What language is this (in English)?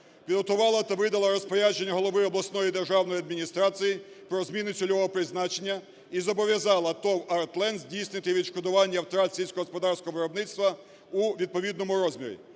Ukrainian